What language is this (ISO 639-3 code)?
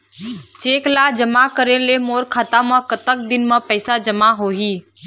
hne